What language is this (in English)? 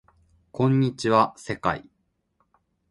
Japanese